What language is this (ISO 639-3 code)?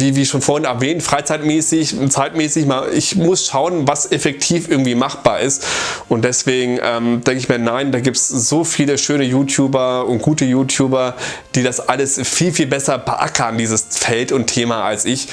deu